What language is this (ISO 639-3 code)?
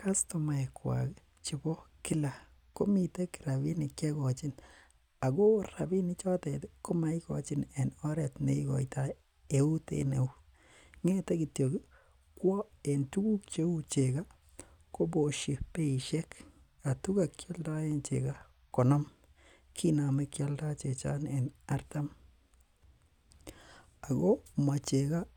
kln